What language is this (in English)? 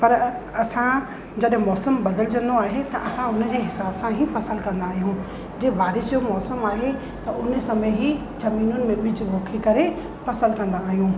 Sindhi